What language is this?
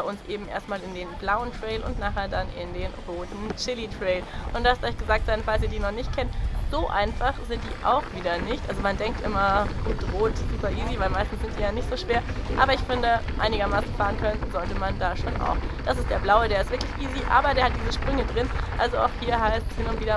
German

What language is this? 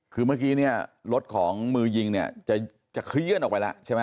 Thai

